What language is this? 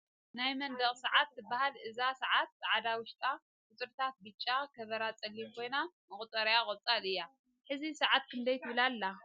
Tigrinya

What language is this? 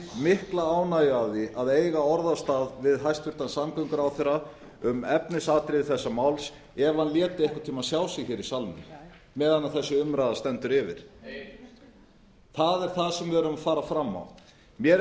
Icelandic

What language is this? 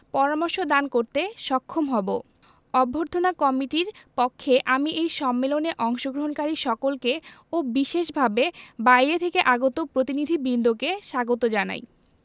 Bangla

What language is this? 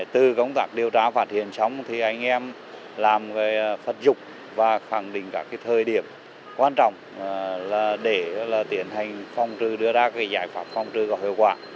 Vietnamese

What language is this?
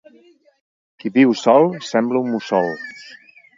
Catalan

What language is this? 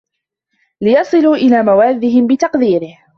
Arabic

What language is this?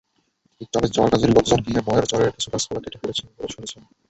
Bangla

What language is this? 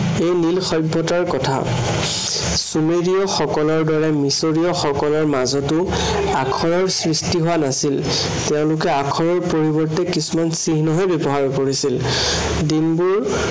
Assamese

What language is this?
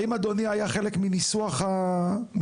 Hebrew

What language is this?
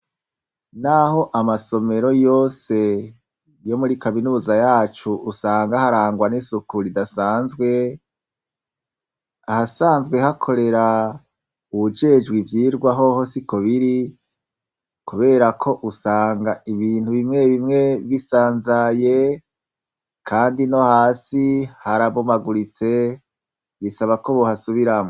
Rundi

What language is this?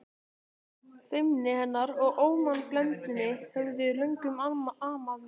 Icelandic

